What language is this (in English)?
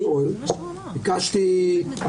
Hebrew